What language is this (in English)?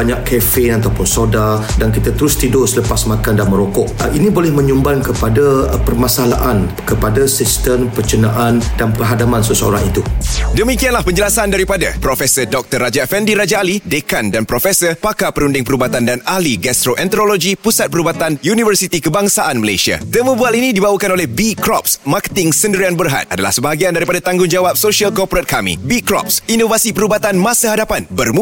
Malay